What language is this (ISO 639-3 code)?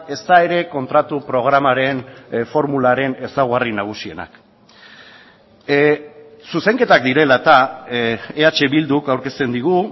eus